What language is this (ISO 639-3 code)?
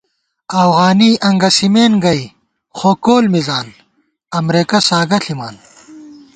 gwt